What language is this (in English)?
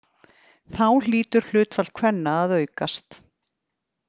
Icelandic